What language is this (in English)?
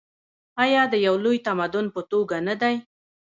Pashto